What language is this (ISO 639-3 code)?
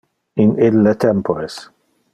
ina